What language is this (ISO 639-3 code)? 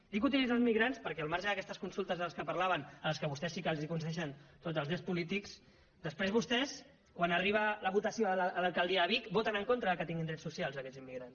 cat